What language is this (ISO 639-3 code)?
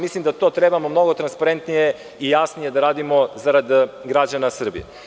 srp